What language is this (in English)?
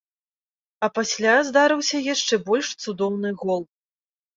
Belarusian